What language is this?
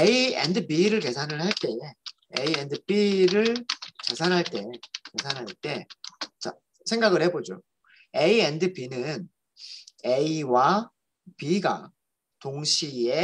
Korean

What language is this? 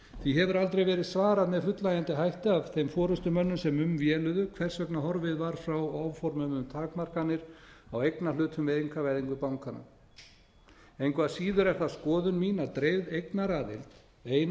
Icelandic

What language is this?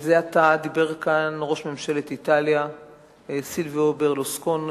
Hebrew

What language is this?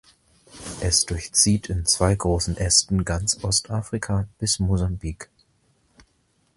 German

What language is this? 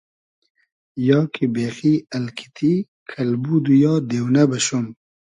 Hazaragi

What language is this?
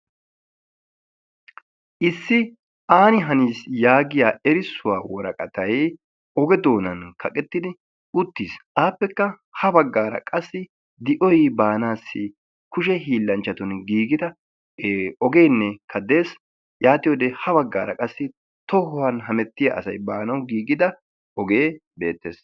Wolaytta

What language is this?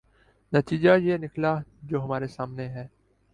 Urdu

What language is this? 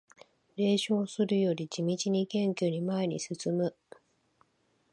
Japanese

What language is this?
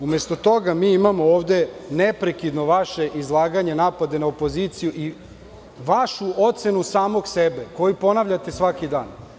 Serbian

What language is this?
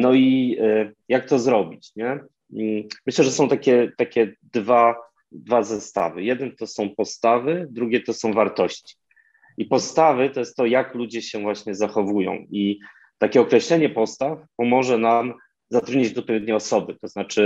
Polish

